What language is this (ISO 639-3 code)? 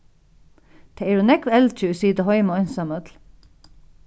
fao